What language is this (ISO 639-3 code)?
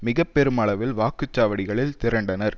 tam